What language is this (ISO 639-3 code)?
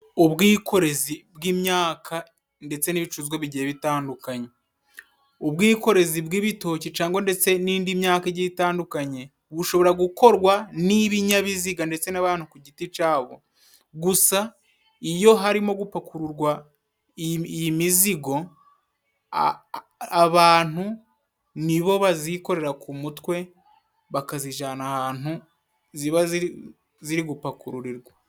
kin